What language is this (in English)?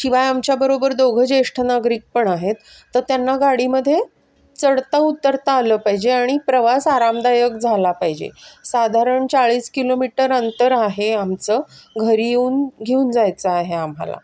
Marathi